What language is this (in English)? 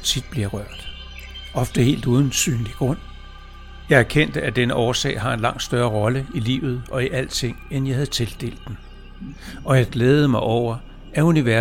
Danish